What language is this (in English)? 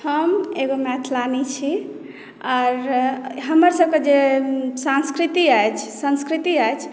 Maithili